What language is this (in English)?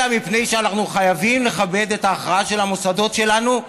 Hebrew